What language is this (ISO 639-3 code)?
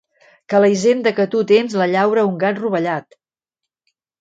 cat